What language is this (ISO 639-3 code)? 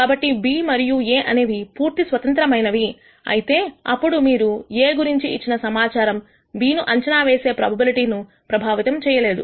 tel